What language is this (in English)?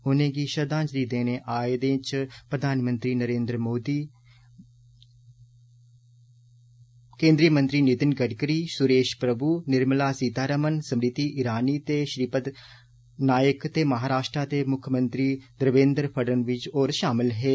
Dogri